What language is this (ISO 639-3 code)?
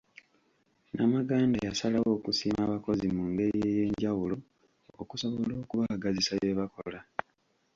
lug